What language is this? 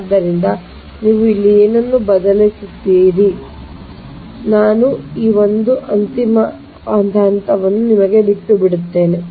Kannada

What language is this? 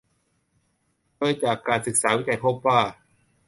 Thai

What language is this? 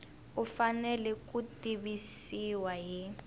Tsonga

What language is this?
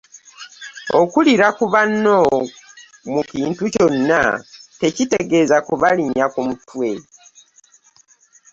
Ganda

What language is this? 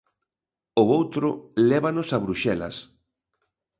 Galician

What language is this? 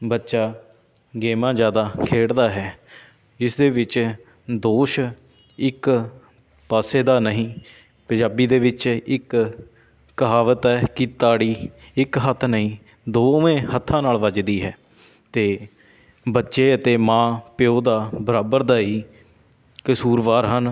Punjabi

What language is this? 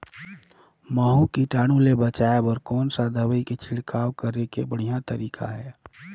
Chhattisgarhi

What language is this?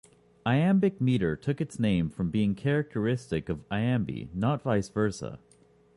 English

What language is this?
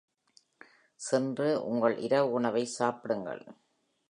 Tamil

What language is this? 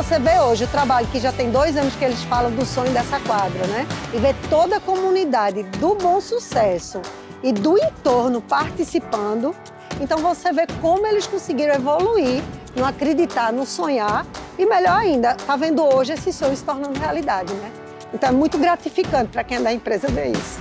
Portuguese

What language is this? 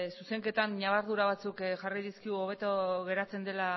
Basque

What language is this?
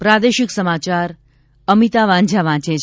Gujarati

